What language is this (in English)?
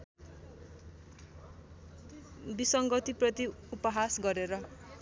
Nepali